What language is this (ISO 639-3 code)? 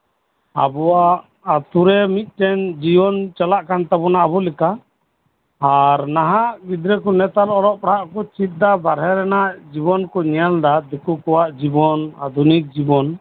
sat